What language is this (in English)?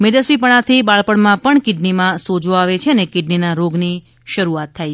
Gujarati